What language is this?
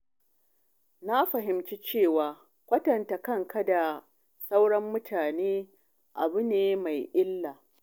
Hausa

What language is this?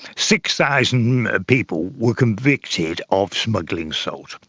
English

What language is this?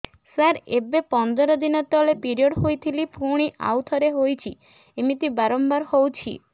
Odia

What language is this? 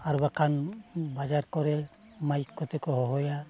Santali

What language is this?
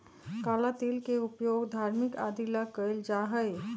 Magahi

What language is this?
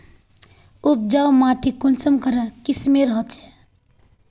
Magahi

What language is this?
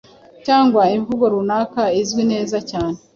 Kinyarwanda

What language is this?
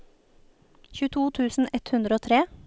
Norwegian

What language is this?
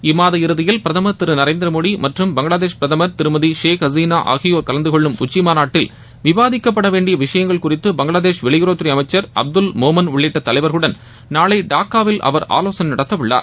Tamil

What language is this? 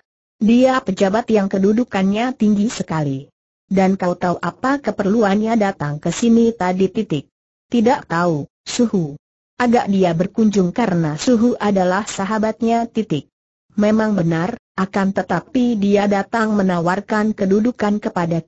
Indonesian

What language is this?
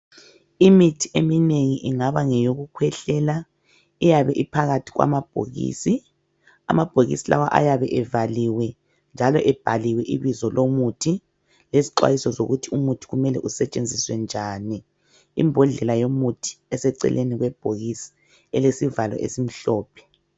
North Ndebele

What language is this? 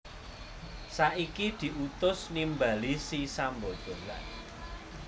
Javanese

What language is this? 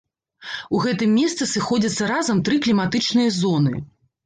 Belarusian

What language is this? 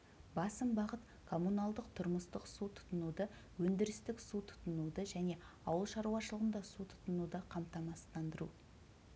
Kazakh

